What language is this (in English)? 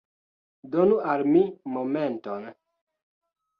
Esperanto